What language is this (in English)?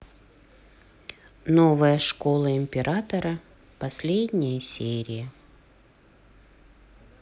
Russian